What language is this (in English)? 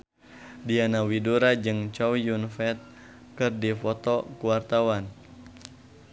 Sundanese